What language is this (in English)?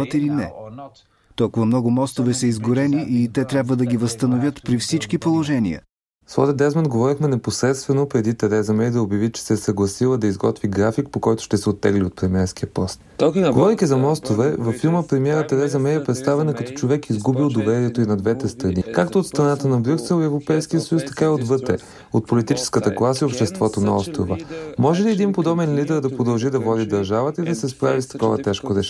Bulgarian